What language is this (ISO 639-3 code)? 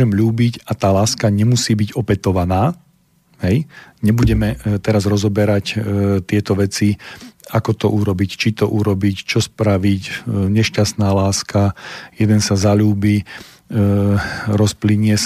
slk